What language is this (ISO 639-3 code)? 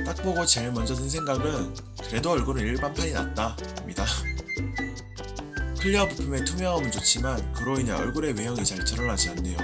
kor